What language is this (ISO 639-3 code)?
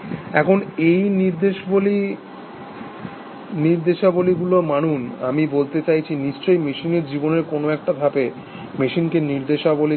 ben